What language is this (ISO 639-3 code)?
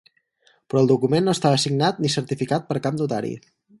cat